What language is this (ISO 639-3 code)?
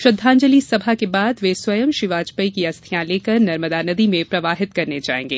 hin